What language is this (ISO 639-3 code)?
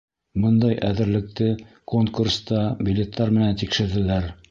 bak